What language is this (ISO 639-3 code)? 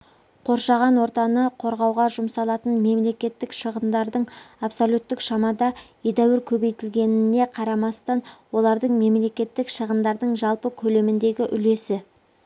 kaz